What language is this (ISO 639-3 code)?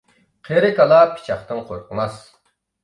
uig